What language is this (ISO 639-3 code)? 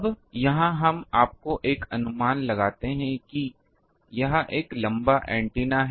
hin